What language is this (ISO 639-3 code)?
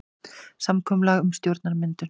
isl